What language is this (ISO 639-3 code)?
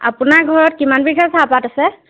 asm